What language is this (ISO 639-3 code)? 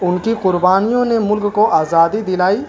urd